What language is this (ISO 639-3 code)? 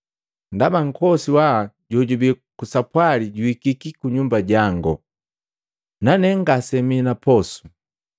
mgv